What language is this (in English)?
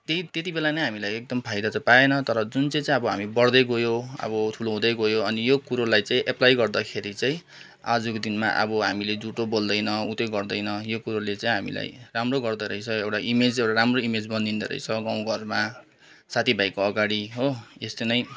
Nepali